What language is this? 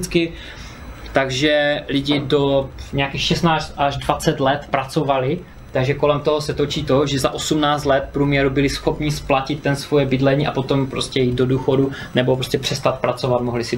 Czech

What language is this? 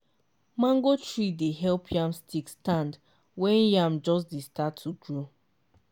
Nigerian Pidgin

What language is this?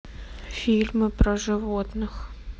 Russian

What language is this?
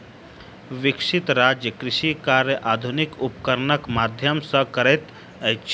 Maithili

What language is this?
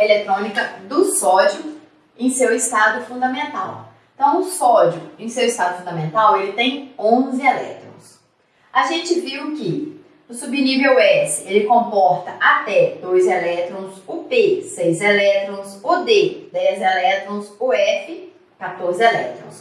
Portuguese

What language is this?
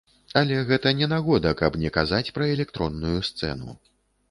Belarusian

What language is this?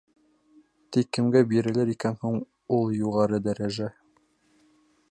Bashkir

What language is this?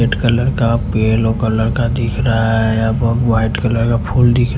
Hindi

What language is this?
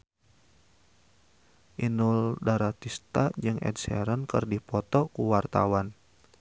Sundanese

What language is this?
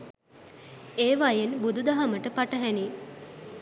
Sinhala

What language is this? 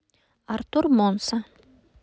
Russian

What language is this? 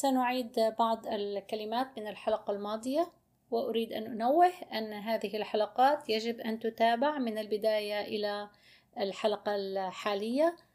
Arabic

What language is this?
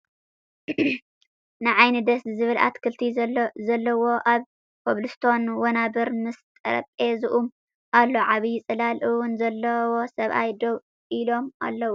Tigrinya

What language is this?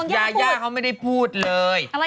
Thai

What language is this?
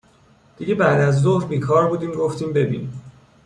Persian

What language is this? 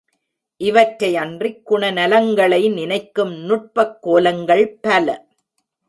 Tamil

